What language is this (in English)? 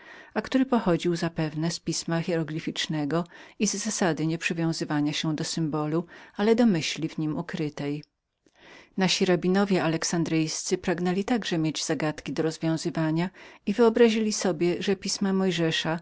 Polish